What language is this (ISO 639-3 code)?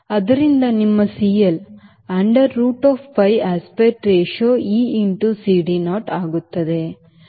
kan